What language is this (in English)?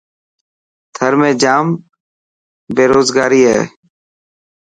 Dhatki